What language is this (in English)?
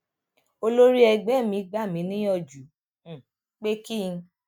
Yoruba